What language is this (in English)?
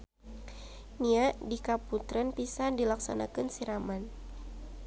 Sundanese